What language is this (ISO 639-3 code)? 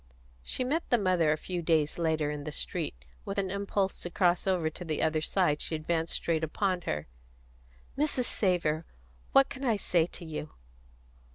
eng